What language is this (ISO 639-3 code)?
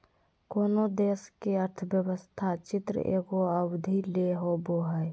mag